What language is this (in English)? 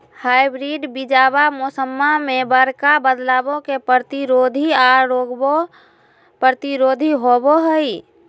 Magahi